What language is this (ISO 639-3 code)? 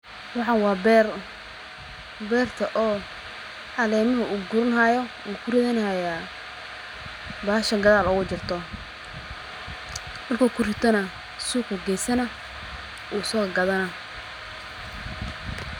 som